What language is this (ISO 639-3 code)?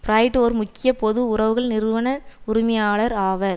tam